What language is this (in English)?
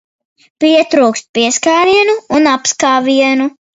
Latvian